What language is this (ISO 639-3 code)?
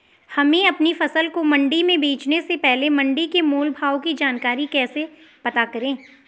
hin